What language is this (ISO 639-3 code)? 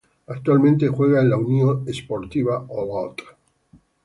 spa